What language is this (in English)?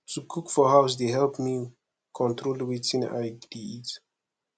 Nigerian Pidgin